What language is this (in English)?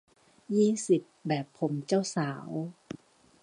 Thai